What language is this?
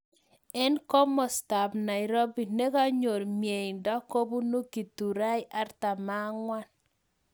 Kalenjin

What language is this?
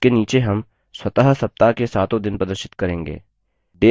Hindi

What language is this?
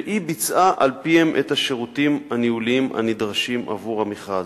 Hebrew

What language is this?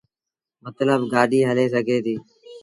Sindhi Bhil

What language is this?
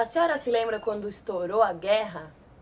Portuguese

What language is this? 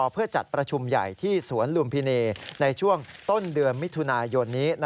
Thai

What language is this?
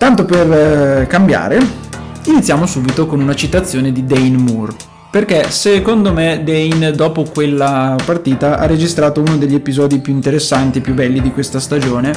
Italian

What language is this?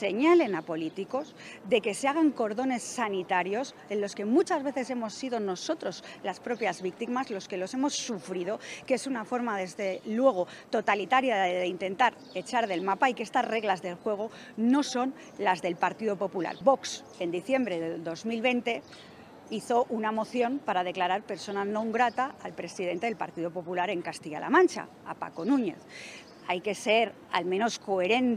Spanish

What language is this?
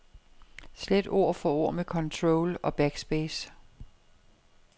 Danish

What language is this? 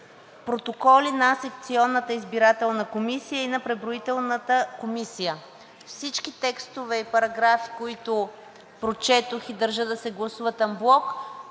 Bulgarian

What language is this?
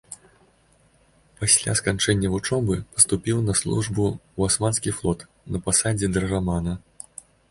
Belarusian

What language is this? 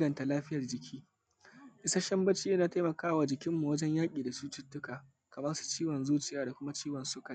Hausa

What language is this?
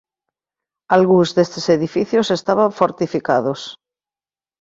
Galician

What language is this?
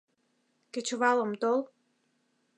Mari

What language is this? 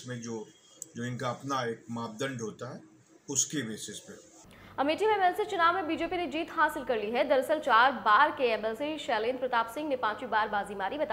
Hindi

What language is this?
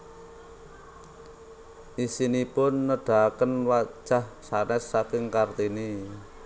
Javanese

